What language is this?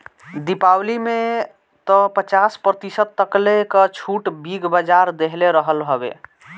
Bhojpuri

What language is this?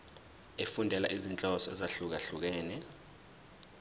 Zulu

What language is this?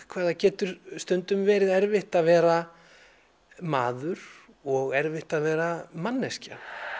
Icelandic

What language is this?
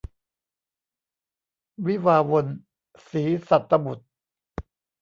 Thai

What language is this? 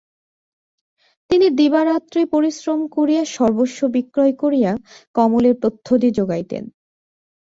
Bangla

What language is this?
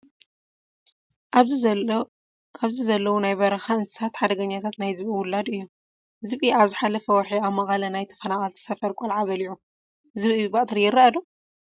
Tigrinya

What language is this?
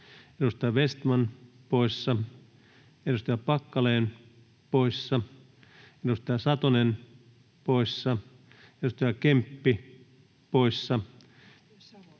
Finnish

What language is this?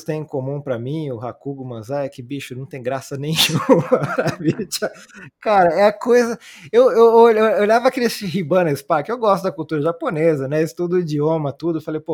Portuguese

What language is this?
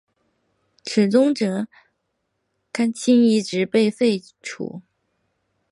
Chinese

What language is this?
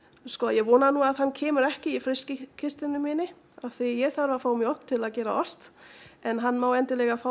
Icelandic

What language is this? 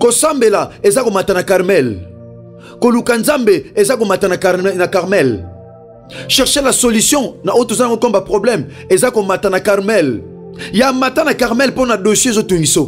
French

